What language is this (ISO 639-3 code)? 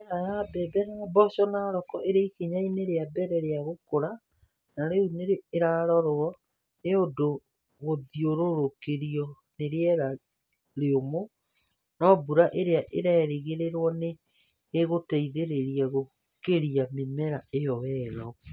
kik